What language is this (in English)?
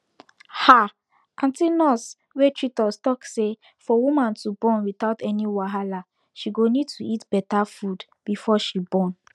Nigerian Pidgin